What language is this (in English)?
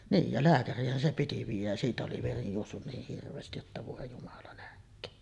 Finnish